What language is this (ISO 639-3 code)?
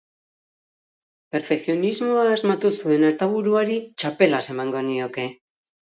eus